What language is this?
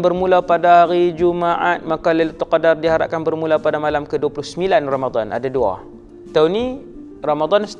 Malay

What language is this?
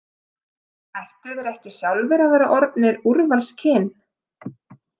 Icelandic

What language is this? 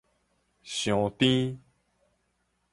Min Nan Chinese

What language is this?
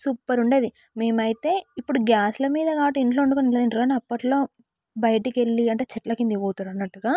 Telugu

